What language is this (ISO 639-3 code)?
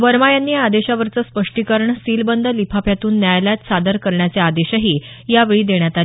mar